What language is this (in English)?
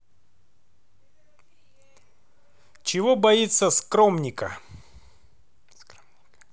Russian